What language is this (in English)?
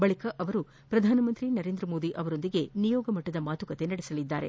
Kannada